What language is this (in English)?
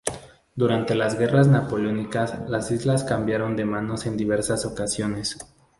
Spanish